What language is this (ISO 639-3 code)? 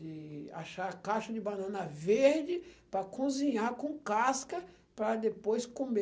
por